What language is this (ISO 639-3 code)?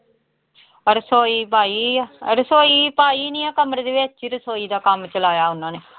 pan